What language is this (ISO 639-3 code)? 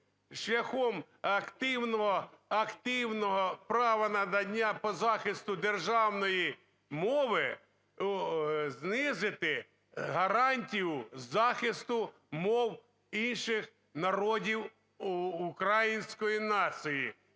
ukr